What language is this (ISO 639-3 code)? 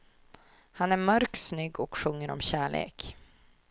swe